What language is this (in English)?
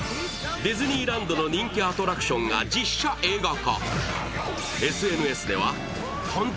Japanese